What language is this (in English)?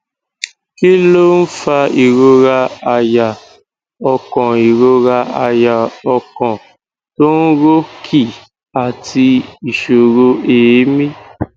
Yoruba